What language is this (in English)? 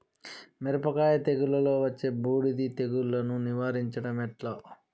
Telugu